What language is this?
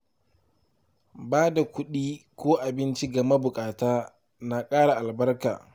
Hausa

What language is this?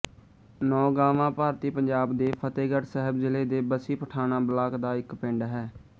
Punjabi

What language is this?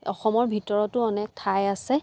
Assamese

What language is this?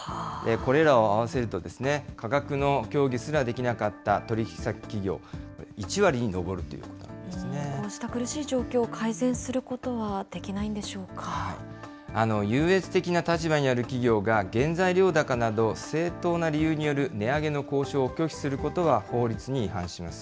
Japanese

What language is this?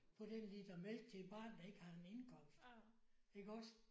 Danish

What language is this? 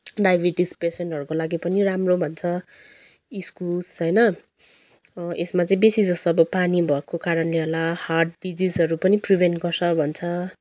Nepali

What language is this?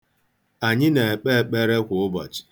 Igbo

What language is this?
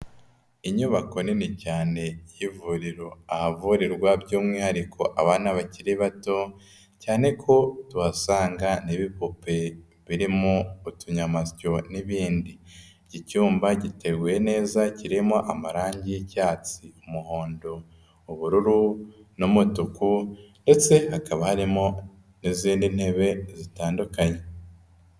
Kinyarwanda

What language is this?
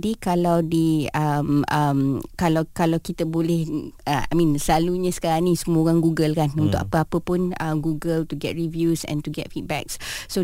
Malay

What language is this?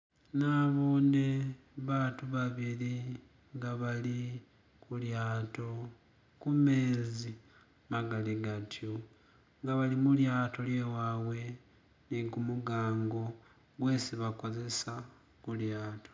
Masaaba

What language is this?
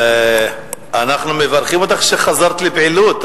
Hebrew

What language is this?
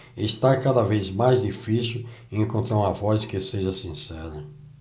Portuguese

